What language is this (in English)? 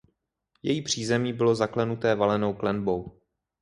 Czech